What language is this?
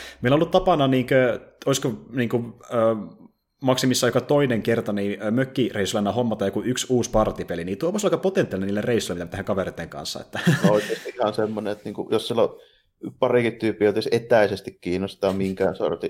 Finnish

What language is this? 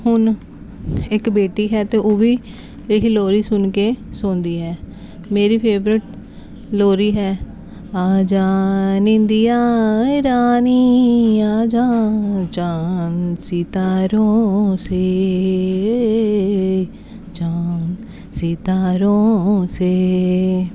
Punjabi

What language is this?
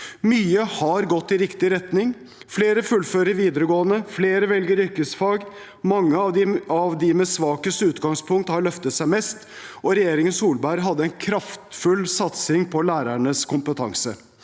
Norwegian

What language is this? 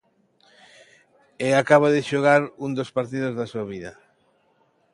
Galician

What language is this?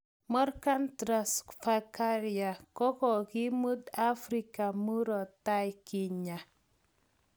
Kalenjin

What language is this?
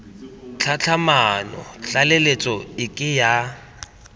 Tswana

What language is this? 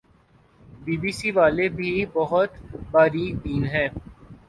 Urdu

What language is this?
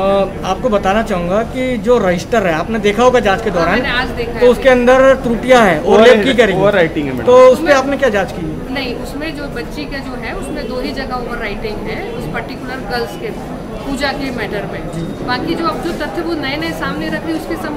Hindi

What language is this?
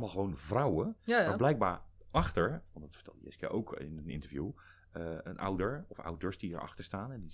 Dutch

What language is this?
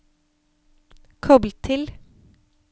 Norwegian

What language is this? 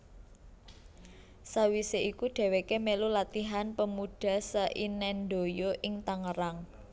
Javanese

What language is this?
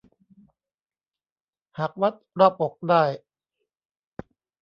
Thai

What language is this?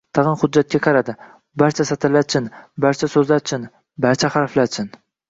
Uzbek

